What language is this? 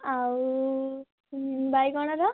Odia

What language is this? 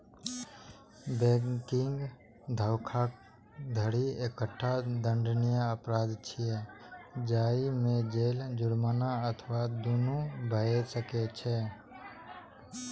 Maithili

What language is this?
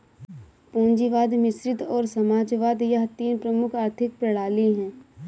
Hindi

